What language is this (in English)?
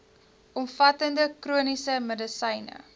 Afrikaans